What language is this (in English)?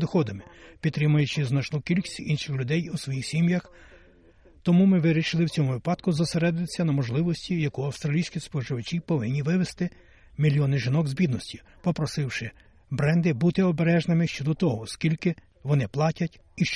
Ukrainian